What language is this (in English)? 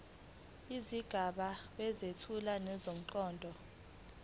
Zulu